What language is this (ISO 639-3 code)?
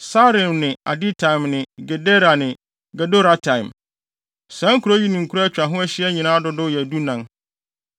aka